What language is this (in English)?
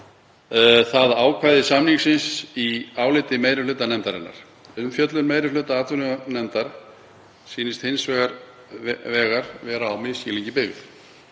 Icelandic